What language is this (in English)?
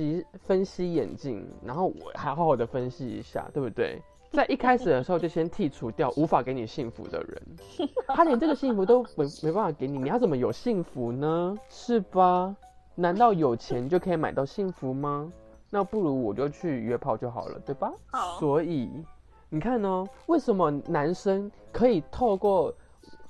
Chinese